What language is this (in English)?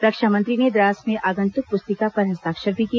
Hindi